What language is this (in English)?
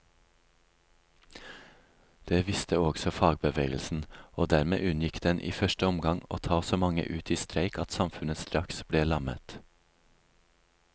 Norwegian